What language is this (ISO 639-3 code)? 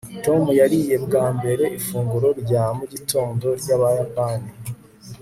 kin